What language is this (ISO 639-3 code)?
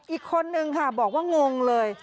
tha